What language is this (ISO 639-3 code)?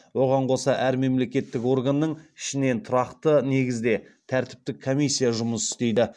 kaz